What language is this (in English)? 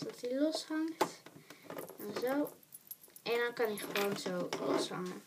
Dutch